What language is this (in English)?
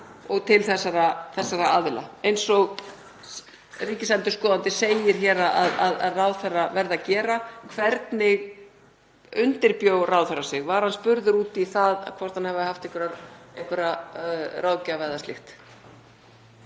Icelandic